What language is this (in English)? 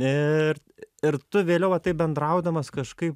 Lithuanian